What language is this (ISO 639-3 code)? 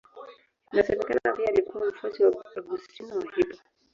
swa